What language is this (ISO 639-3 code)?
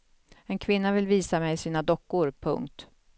swe